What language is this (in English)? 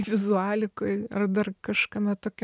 Lithuanian